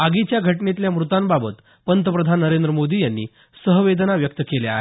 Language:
Marathi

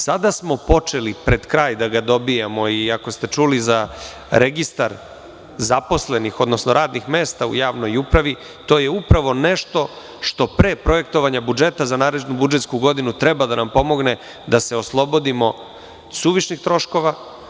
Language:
Serbian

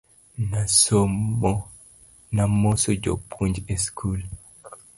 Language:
Luo (Kenya and Tanzania)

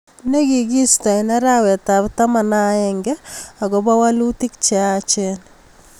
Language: Kalenjin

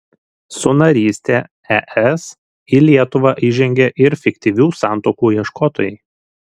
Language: Lithuanian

